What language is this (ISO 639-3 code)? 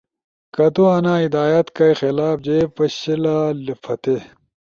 ush